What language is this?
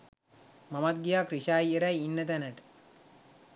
Sinhala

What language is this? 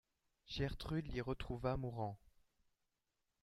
French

